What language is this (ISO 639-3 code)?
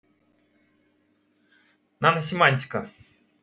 rus